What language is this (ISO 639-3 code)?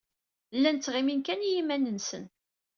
kab